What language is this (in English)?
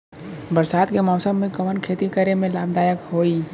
Bhojpuri